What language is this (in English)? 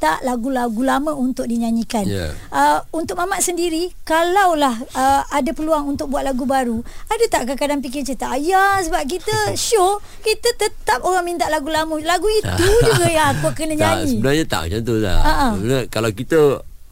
Malay